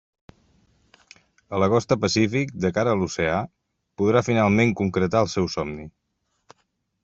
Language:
Catalan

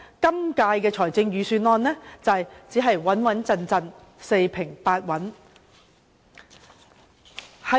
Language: Cantonese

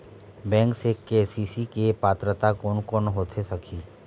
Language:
Chhattisgarhi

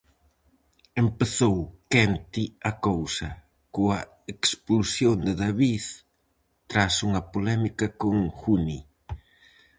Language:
Galician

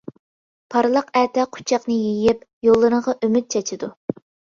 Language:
Uyghur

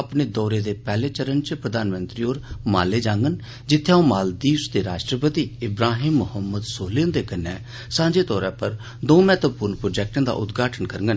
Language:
Dogri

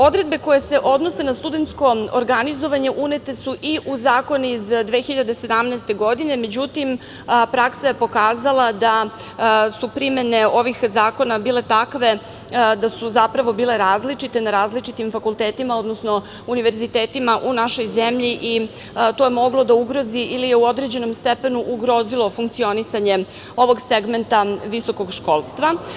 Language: Serbian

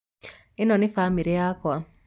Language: Kikuyu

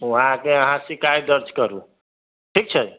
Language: Maithili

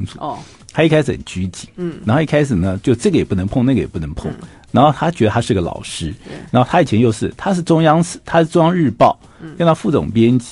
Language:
Chinese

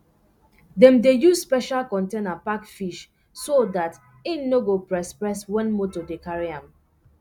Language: Nigerian Pidgin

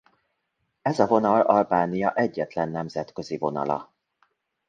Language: Hungarian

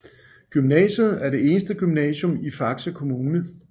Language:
Danish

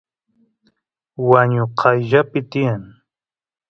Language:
Santiago del Estero Quichua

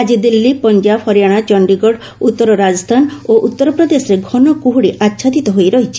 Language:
Odia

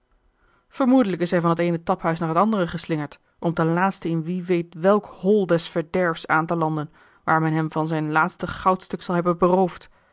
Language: Dutch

